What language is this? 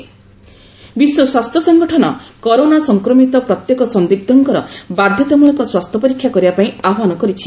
Odia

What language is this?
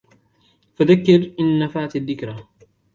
Arabic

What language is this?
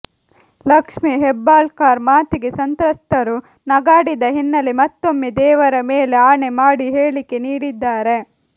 Kannada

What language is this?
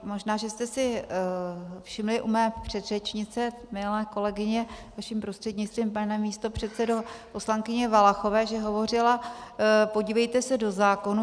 Czech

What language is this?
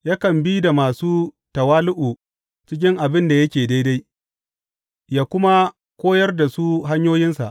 Hausa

